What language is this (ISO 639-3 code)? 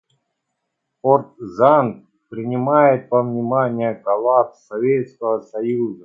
rus